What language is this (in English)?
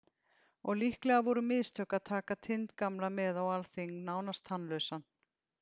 Icelandic